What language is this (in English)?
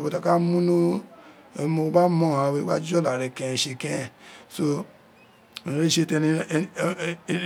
Isekiri